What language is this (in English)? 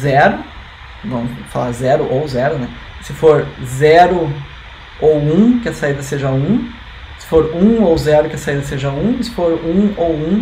Portuguese